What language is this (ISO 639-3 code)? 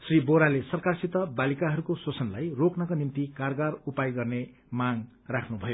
nep